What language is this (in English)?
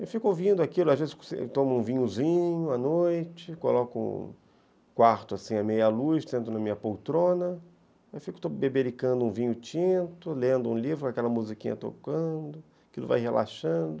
Portuguese